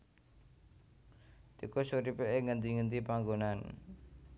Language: Javanese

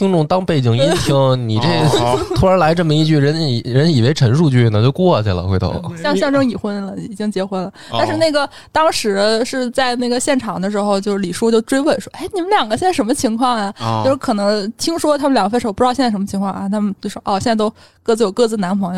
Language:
Chinese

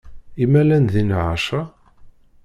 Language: Kabyle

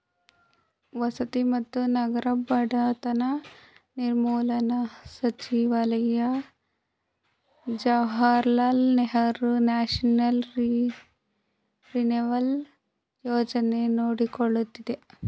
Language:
Kannada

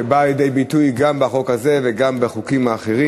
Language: Hebrew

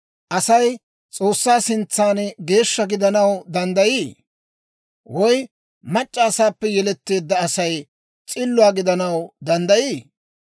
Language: Dawro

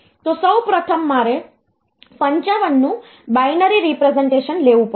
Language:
Gujarati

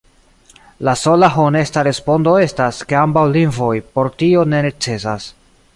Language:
Esperanto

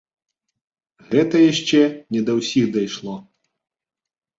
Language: Belarusian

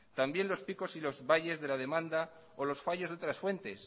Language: Spanish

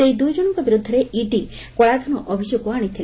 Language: Odia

